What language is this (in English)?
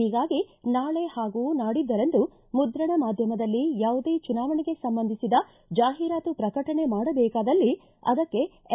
Kannada